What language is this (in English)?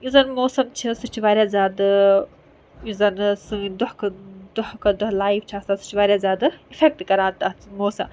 Kashmiri